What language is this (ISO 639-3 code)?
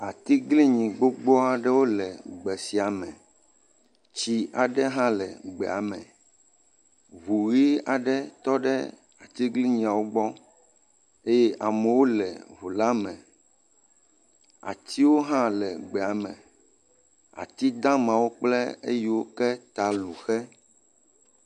ewe